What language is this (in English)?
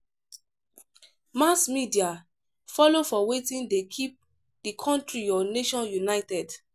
Nigerian Pidgin